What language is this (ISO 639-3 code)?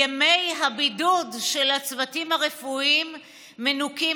heb